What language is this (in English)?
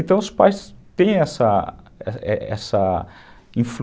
Portuguese